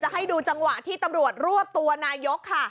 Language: Thai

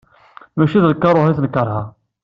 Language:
Kabyle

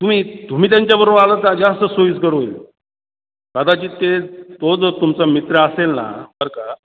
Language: Marathi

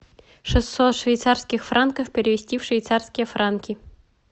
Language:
Russian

